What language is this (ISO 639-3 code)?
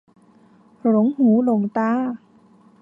tha